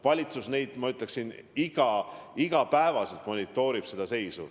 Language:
Estonian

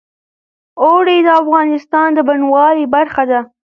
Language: Pashto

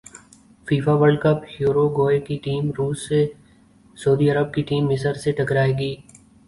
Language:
Urdu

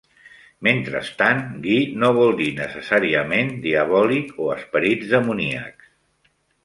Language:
Catalan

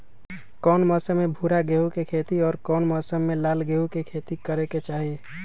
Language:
Magahi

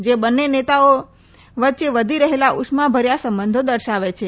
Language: Gujarati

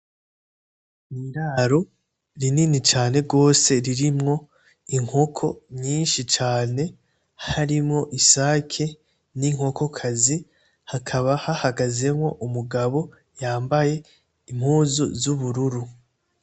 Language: Rundi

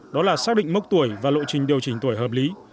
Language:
Vietnamese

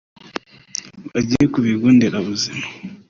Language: Kinyarwanda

